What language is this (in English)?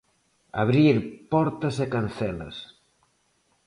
Galician